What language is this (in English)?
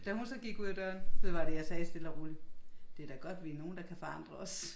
Danish